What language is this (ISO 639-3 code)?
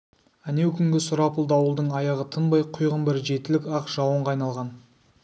kaz